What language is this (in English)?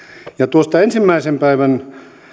Finnish